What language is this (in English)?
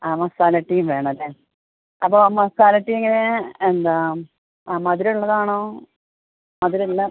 Malayalam